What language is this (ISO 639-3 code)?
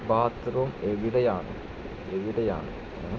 mal